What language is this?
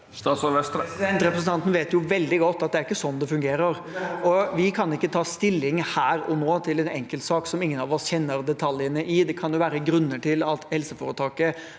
Norwegian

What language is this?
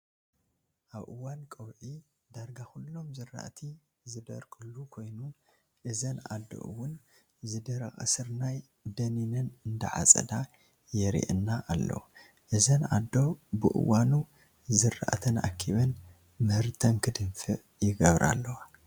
Tigrinya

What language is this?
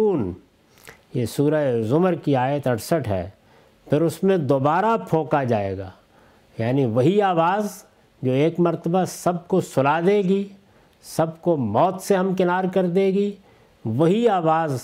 Urdu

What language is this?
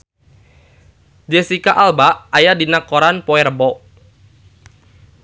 Sundanese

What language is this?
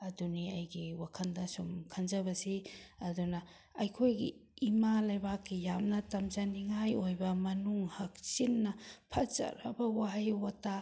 Manipuri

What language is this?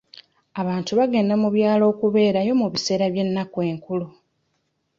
Ganda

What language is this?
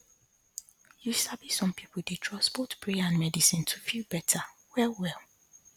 Nigerian Pidgin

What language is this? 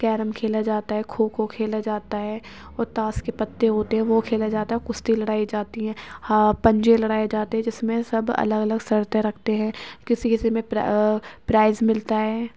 Urdu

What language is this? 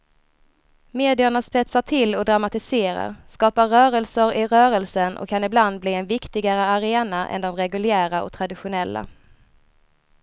Swedish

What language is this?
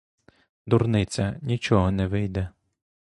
Ukrainian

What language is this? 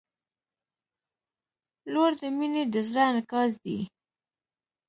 Pashto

